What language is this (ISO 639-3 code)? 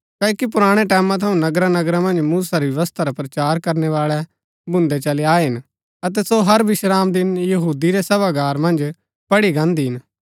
gbk